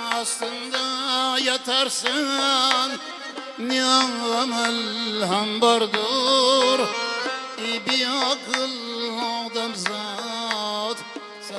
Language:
Uzbek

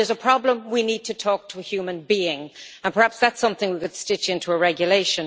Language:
English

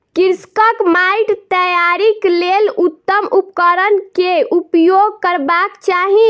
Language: Maithili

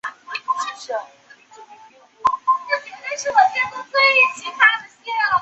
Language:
Chinese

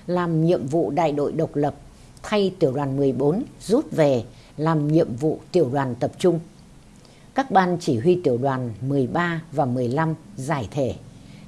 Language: Vietnamese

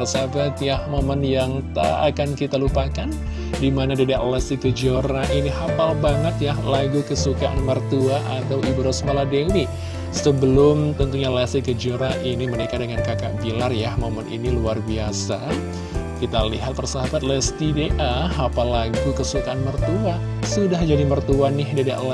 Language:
Indonesian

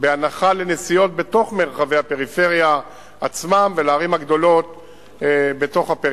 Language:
Hebrew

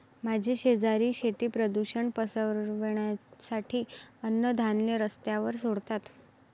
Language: Marathi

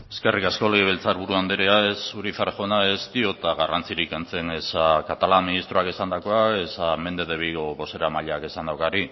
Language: Basque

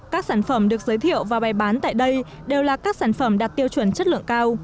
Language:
Vietnamese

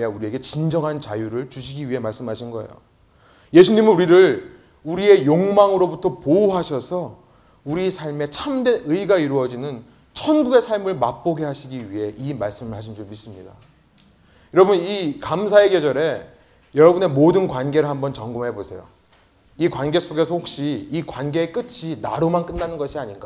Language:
Korean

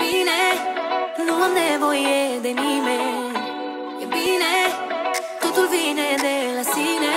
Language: Romanian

